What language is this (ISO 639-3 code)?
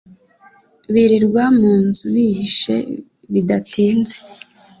kin